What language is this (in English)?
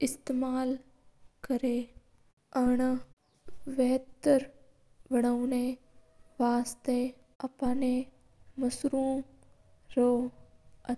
Mewari